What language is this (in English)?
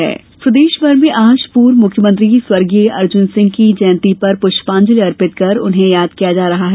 Hindi